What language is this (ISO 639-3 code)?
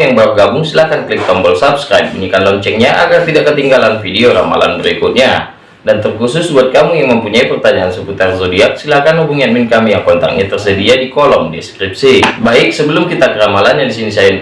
ind